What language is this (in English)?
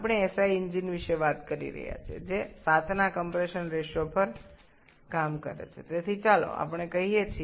Bangla